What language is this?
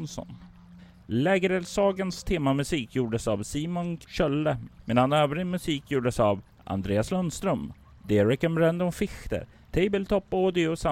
Swedish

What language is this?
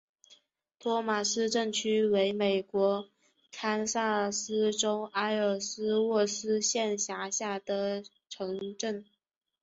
Chinese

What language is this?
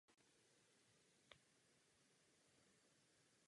Czech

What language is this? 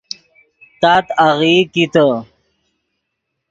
Yidgha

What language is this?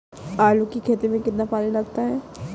Hindi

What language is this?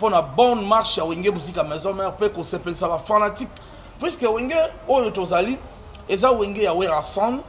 French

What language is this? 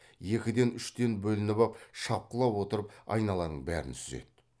Kazakh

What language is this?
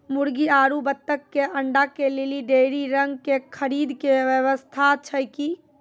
Maithili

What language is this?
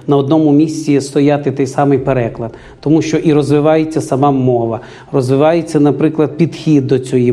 Ukrainian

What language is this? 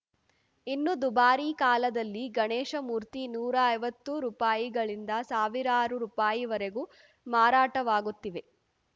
Kannada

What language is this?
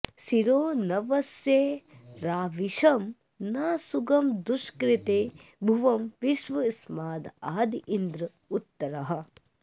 Sanskrit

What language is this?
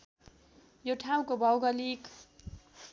Nepali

